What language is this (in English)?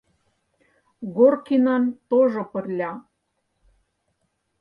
Mari